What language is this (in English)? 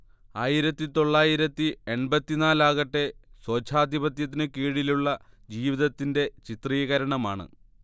Malayalam